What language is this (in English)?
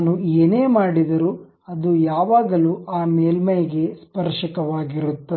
Kannada